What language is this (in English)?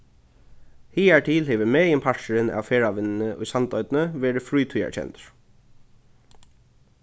Faroese